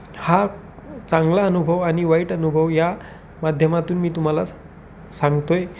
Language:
Marathi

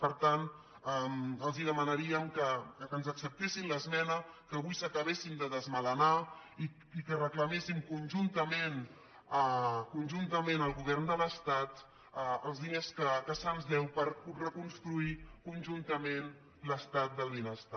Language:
Catalan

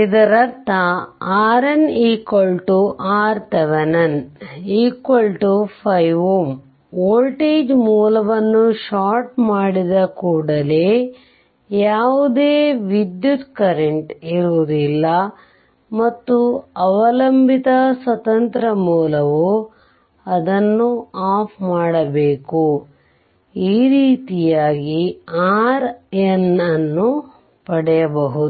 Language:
Kannada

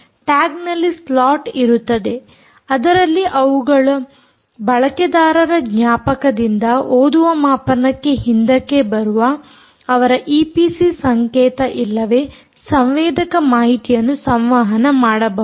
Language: Kannada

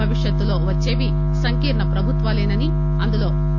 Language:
Telugu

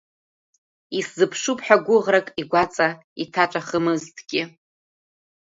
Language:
Abkhazian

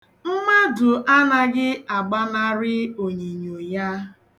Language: Igbo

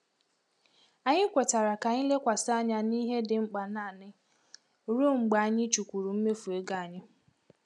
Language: Igbo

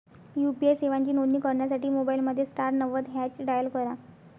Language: Marathi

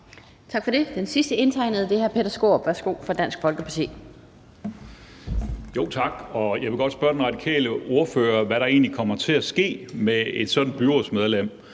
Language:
Danish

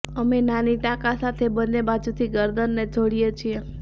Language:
Gujarati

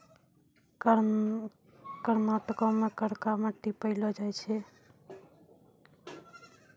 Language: Maithili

